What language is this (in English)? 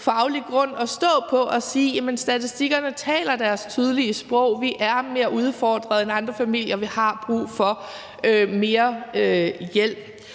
Danish